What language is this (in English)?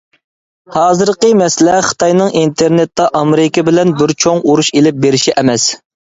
Uyghur